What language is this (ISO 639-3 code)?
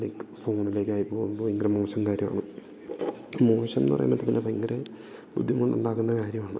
mal